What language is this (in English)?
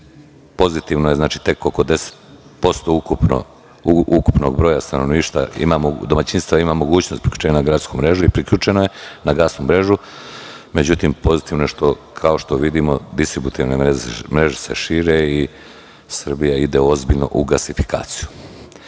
Serbian